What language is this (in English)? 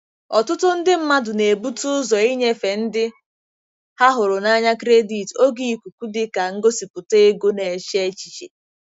Igbo